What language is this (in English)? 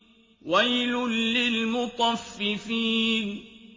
Arabic